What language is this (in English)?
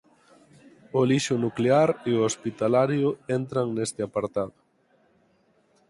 Galician